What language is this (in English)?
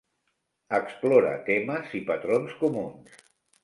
Catalan